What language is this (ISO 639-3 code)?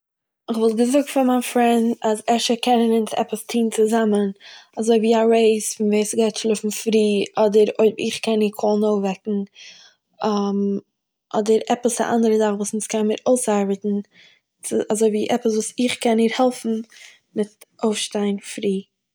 yid